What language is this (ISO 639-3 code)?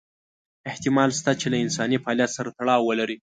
pus